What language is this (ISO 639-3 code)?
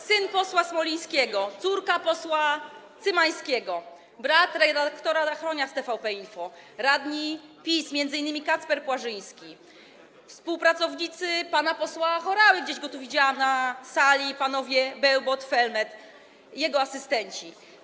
pol